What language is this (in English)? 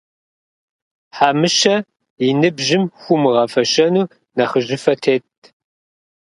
Kabardian